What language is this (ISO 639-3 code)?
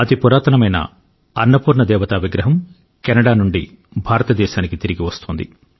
tel